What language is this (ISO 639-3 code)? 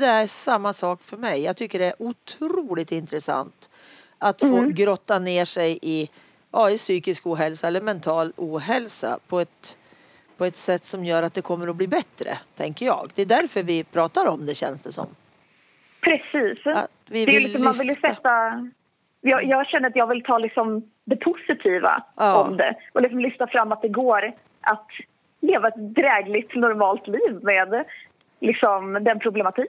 swe